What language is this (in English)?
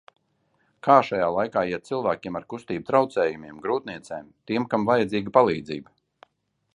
Latvian